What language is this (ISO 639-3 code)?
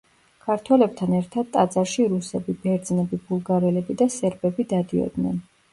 kat